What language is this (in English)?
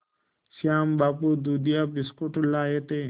Hindi